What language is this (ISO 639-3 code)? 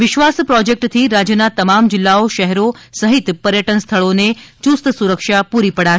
guj